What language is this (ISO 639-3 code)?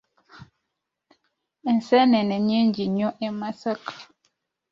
lug